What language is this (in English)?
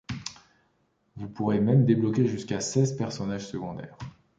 French